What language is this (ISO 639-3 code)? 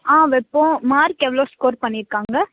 tam